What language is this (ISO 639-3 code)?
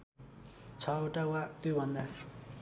nep